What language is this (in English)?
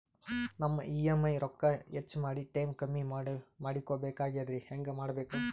Kannada